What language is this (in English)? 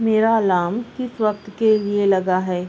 Urdu